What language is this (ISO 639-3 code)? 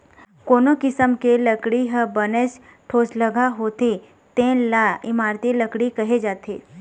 hne